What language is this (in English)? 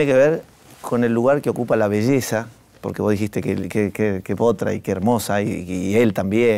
Spanish